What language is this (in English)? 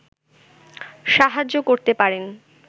Bangla